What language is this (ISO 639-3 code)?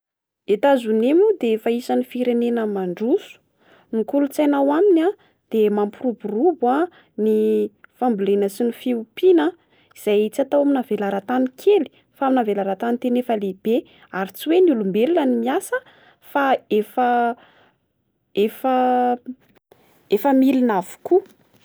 mlg